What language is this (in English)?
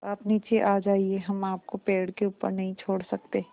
Hindi